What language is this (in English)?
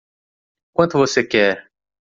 Portuguese